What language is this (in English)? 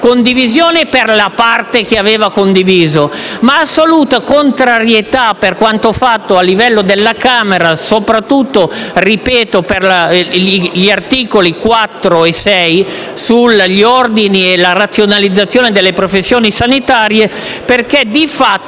Italian